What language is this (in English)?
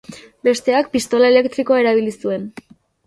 Basque